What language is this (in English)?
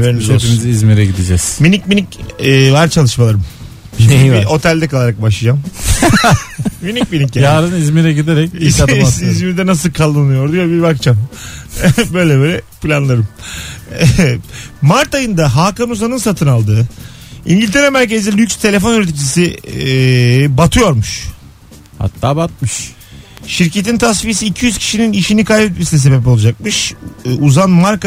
Turkish